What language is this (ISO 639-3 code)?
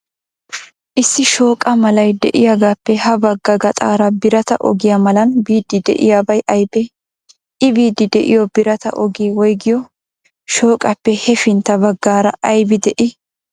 wal